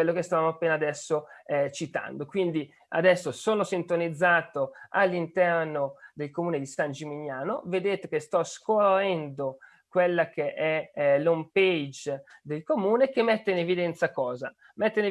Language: Italian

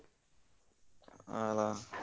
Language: Kannada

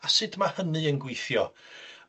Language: Welsh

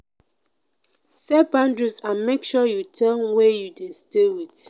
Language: Nigerian Pidgin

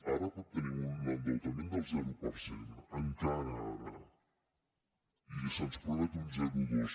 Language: Catalan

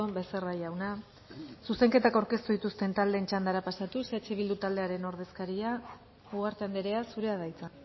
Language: Basque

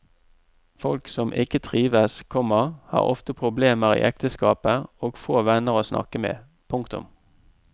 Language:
Norwegian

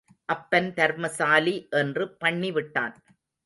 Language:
Tamil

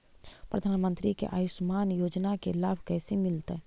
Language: Magahi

